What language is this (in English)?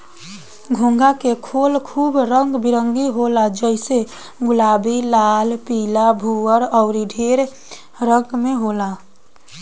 Bhojpuri